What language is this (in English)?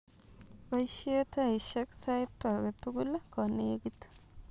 Kalenjin